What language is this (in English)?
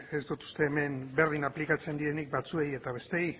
Basque